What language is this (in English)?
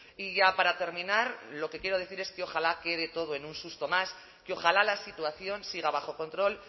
Spanish